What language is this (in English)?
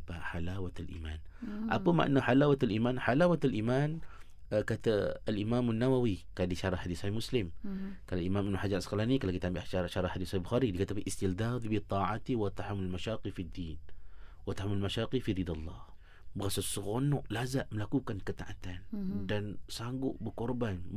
Malay